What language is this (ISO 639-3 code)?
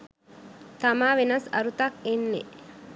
sin